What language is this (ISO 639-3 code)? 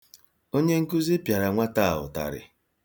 ibo